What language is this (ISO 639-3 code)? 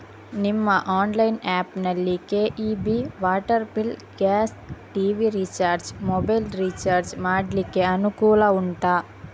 kan